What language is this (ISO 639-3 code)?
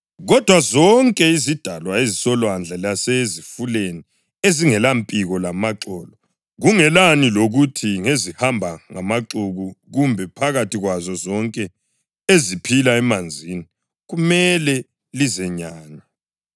nde